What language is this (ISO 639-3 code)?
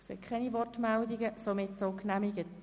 gsw